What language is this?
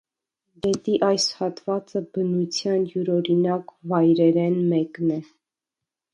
Armenian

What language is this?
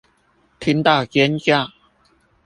Chinese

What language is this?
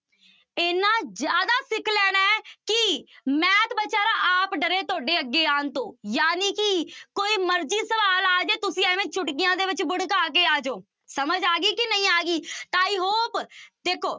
Punjabi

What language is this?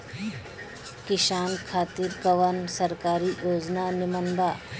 Bhojpuri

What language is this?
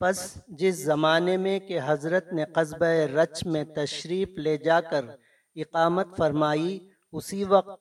Urdu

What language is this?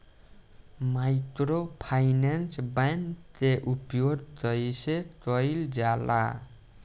Bhojpuri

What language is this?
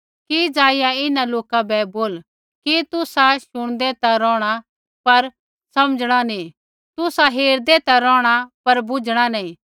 Kullu Pahari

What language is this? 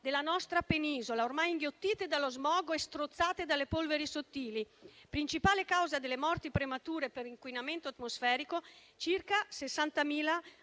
Italian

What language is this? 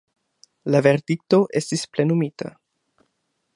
Esperanto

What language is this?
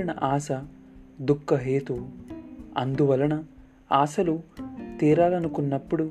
Telugu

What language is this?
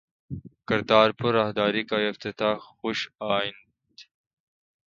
Urdu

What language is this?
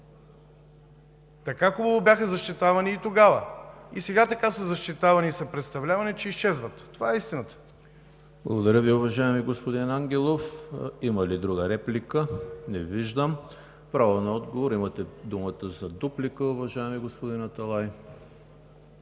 Bulgarian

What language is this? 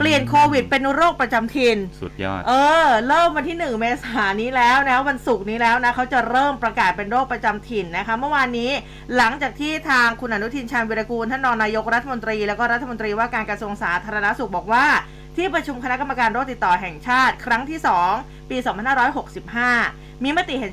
Thai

